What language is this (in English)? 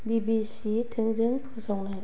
Bodo